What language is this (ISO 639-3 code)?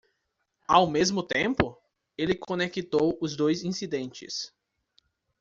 por